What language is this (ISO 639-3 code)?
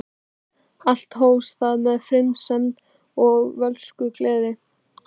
isl